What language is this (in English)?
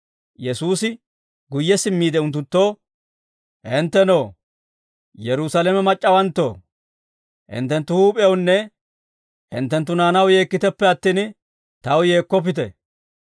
Dawro